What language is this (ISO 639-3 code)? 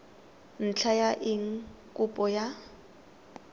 tsn